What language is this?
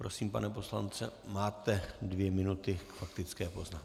Czech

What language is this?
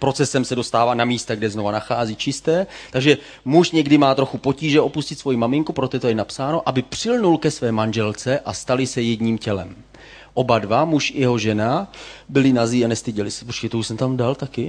Czech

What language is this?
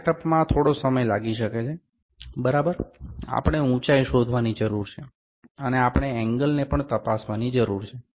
Gujarati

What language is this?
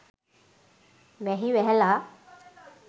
Sinhala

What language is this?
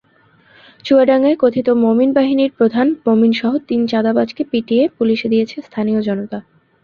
Bangla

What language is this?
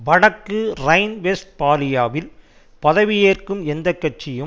Tamil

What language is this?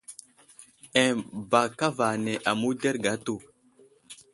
Wuzlam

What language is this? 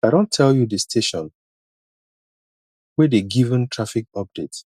Nigerian Pidgin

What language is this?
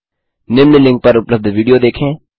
Hindi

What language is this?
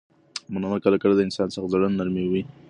Pashto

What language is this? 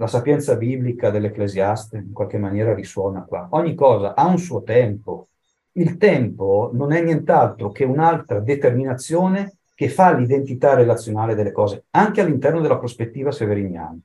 Italian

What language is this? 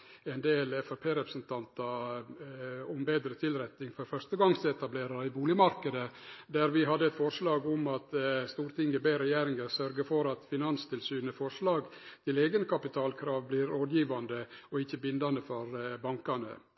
Norwegian Nynorsk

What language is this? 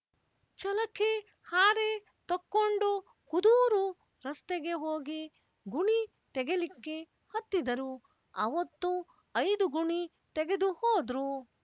Kannada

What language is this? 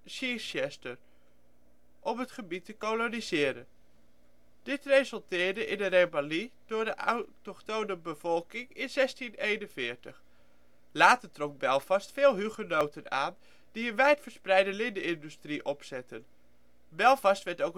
Dutch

